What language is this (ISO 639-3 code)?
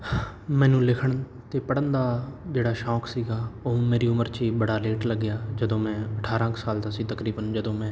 pan